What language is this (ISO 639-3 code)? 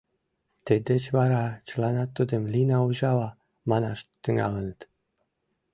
chm